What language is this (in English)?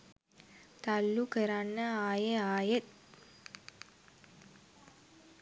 Sinhala